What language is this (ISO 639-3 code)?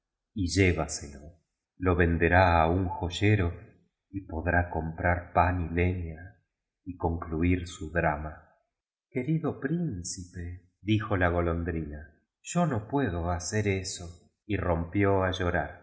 spa